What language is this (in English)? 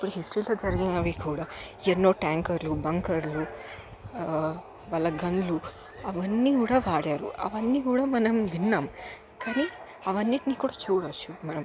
Telugu